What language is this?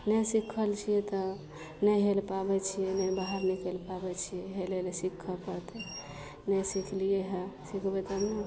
Maithili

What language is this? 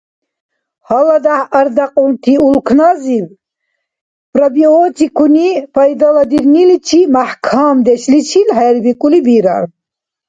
Dargwa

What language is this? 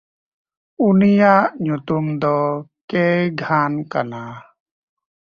Santali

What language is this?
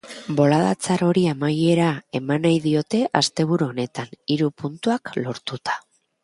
Basque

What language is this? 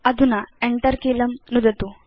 Sanskrit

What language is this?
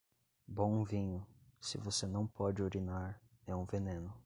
Portuguese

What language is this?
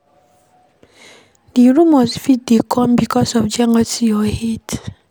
Nigerian Pidgin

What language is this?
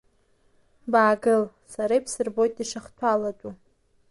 Abkhazian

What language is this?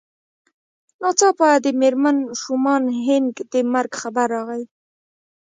Pashto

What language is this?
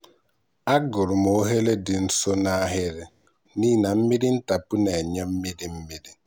Igbo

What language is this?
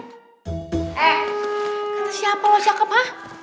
Indonesian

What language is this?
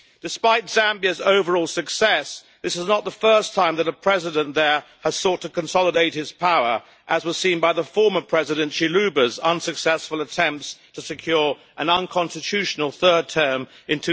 English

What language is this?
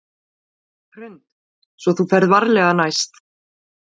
Icelandic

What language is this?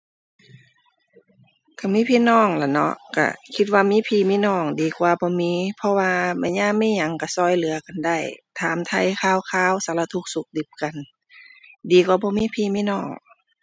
Thai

